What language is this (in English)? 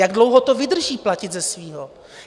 Czech